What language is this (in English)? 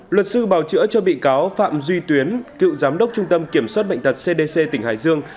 Vietnamese